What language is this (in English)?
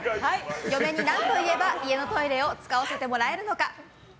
Japanese